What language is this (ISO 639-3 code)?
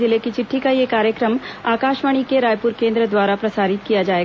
hin